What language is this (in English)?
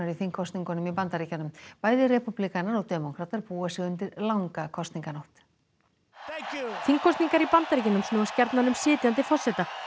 Icelandic